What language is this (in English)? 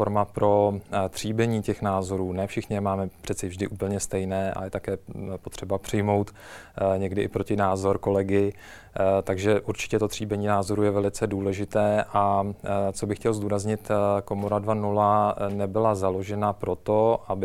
Czech